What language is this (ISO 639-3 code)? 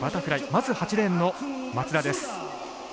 jpn